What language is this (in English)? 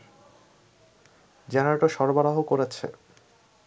Bangla